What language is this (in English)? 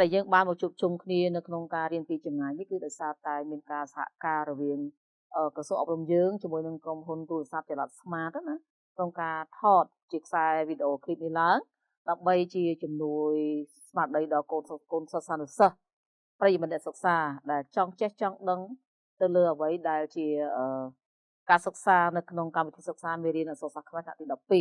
Vietnamese